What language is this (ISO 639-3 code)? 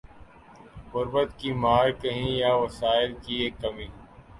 urd